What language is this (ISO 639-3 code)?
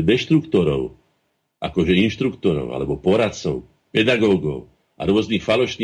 slk